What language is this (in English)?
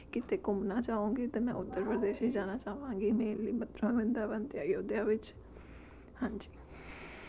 Punjabi